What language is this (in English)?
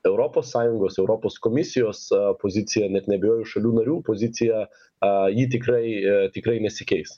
Lithuanian